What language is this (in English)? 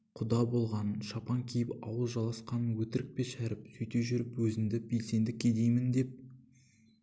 Kazakh